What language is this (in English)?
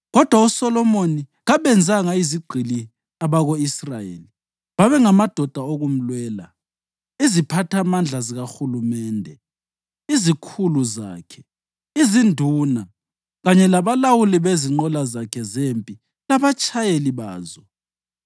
North Ndebele